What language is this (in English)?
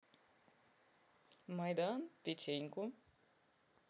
Russian